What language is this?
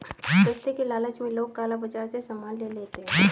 Hindi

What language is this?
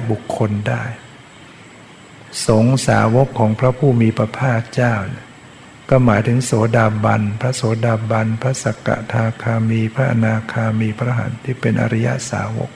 Thai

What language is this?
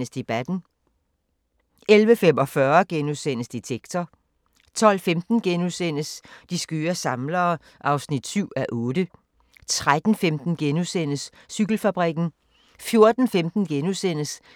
Danish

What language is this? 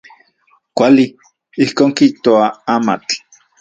Central Puebla Nahuatl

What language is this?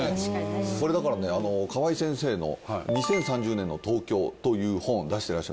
Japanese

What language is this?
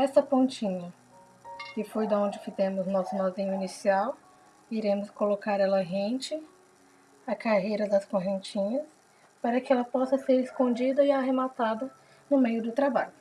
Portuguese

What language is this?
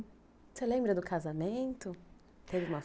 Portuguese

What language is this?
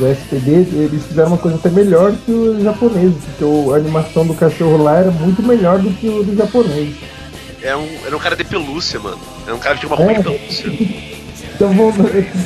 Portuguese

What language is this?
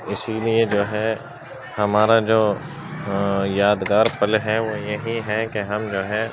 Urdu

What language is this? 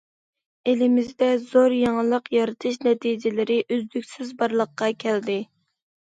Uyghur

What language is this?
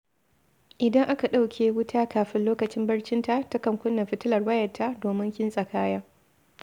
Hausa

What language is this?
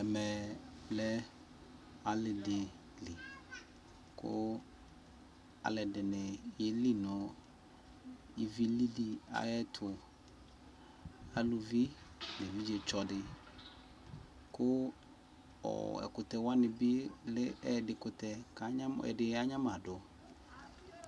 Ikposo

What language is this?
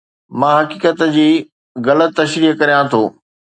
Sindhi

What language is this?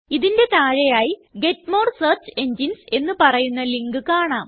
Malayalam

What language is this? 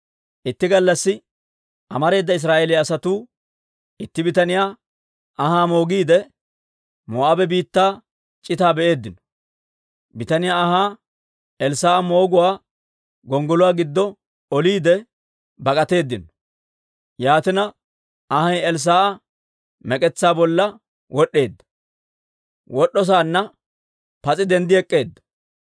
Dawro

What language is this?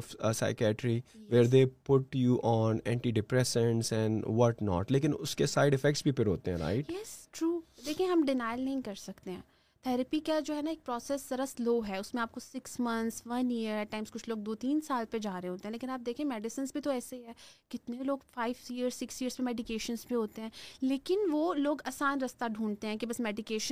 Urdu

